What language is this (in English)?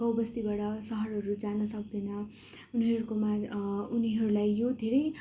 Nepali